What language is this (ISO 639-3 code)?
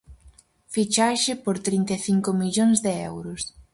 glg